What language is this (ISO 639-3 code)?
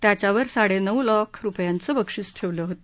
mar